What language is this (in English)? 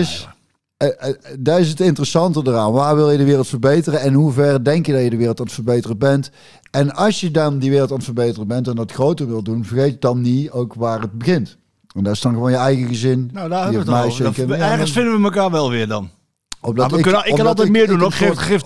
Dutch